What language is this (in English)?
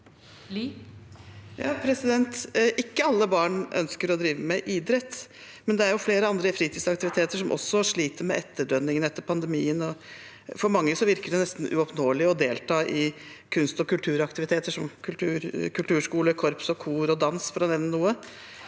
Norwegian